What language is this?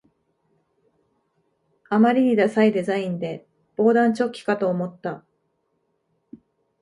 Japanese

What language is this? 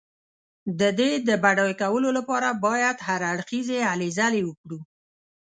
Pashto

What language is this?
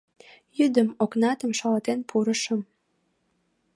Mari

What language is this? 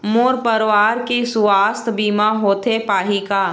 Chhattisgarhi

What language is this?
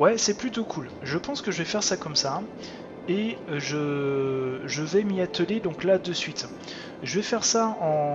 French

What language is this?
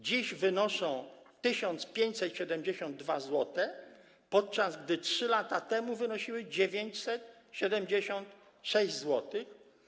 Polish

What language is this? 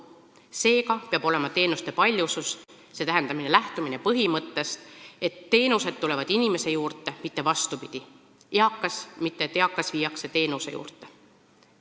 Estonian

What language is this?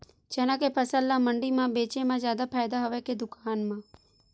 Chhattisgarhi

